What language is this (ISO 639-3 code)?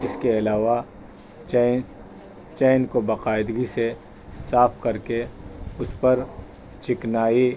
urd